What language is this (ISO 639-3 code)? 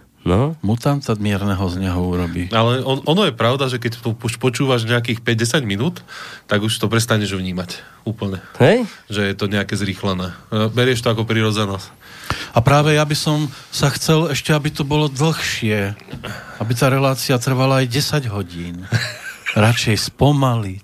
slk